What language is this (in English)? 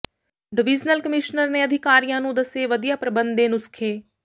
Punjabi